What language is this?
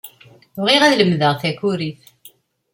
Kabyle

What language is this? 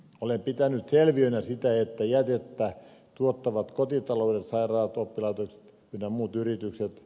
Finnish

